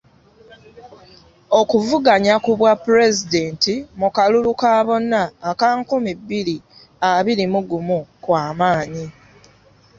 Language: Ganda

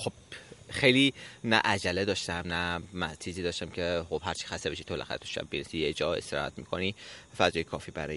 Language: Persian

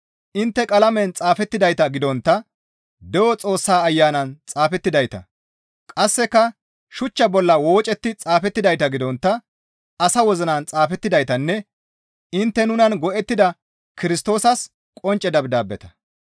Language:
Gamo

